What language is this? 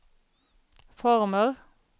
Swedish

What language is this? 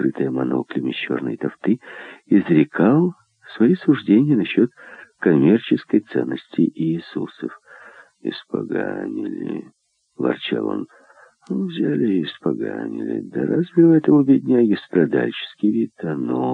Russian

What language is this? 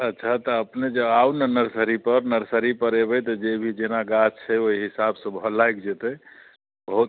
Maithili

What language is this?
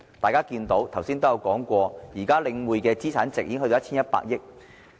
Cantonese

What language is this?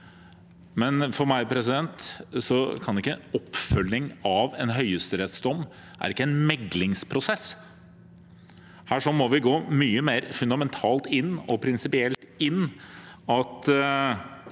Norwegian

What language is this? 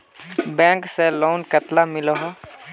Magahi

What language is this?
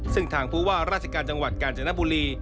Thai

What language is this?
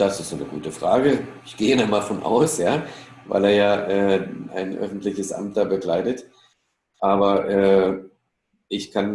German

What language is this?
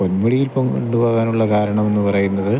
Malayalam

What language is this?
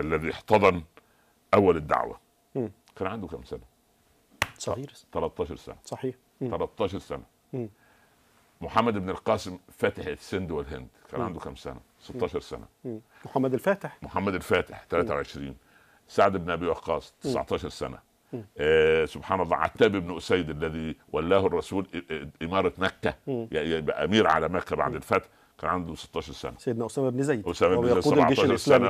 Arabic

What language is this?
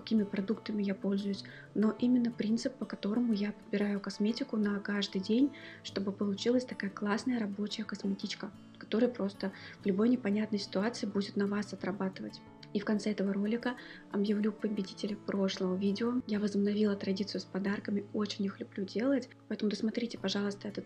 Russian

